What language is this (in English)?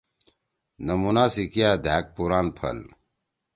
Torwali